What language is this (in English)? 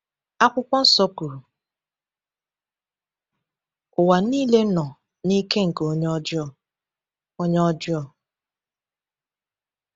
Igbo